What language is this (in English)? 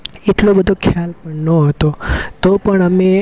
Gujarati